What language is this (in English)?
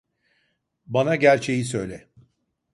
Turkish